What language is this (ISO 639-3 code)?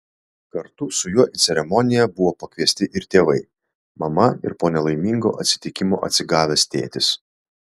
lit